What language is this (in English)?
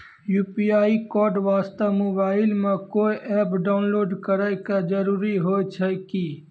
Maithili